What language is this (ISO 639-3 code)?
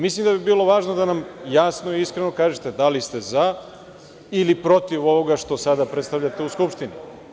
srp